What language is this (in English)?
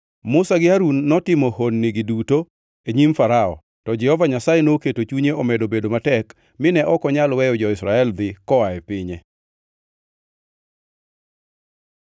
Luo (Kenya and Tanzania)